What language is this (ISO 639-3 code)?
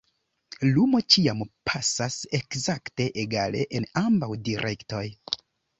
epo